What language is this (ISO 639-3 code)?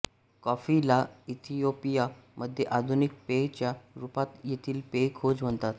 mar